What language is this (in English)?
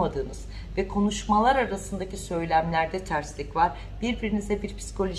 Turkish